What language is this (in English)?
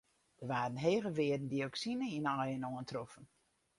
Western Frisian